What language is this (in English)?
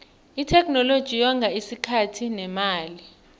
South Ndebele